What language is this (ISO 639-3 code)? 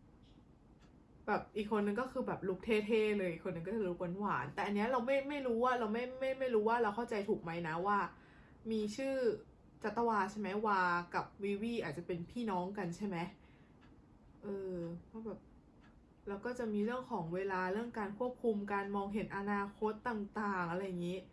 tha